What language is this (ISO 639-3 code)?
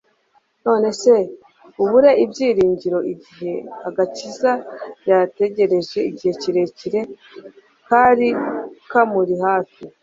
kin